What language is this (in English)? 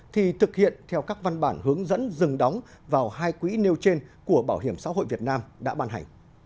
Vietnamese